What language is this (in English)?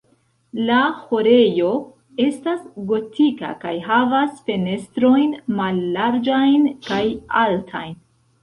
Esperanto